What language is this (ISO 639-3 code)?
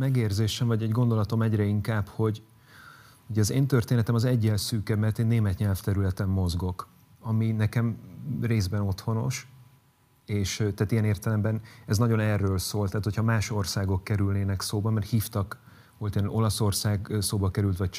hun